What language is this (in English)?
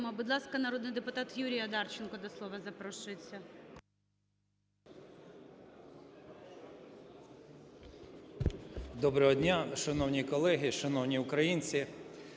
Ukrainian